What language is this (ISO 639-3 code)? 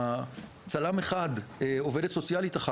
heb